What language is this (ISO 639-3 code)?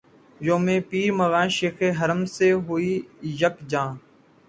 urd